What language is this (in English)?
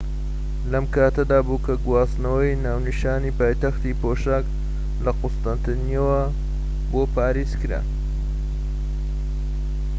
Central Kurdish